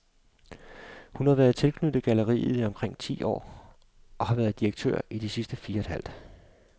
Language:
Danish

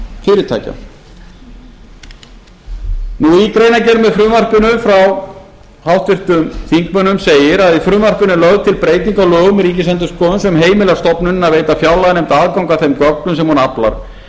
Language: Icelandic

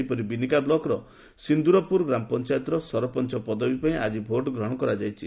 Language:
Odia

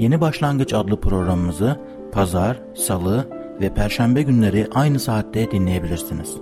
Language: Turkish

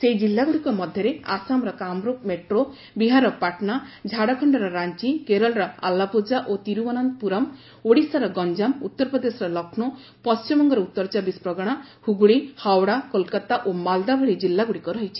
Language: Odia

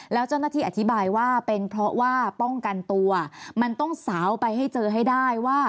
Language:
Thai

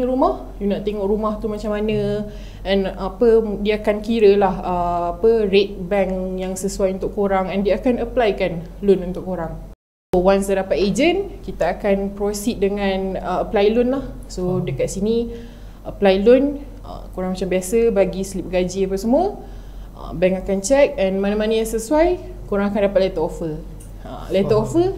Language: Malay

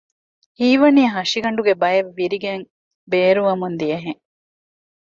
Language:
Divehi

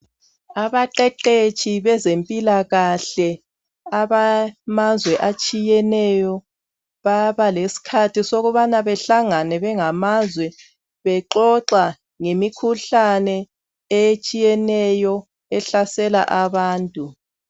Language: North Ndebele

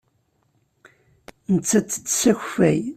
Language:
Kabyle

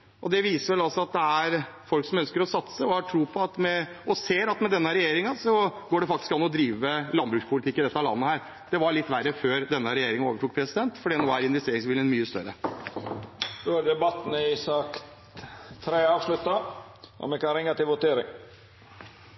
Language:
Norwegian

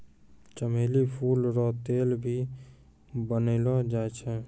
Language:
Maithili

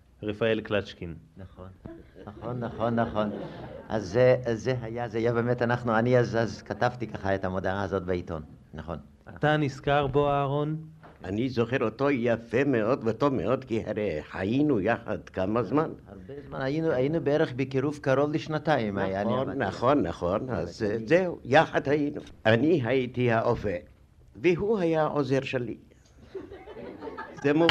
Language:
Hebrew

